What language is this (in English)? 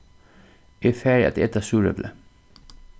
Faroese